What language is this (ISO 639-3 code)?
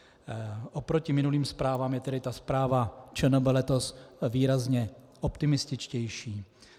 ces